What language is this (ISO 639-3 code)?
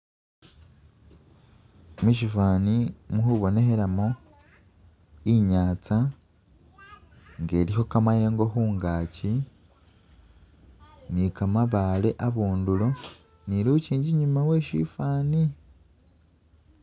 myx